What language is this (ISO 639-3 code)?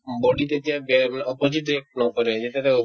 asm